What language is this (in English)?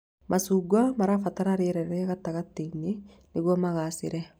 Kikuyu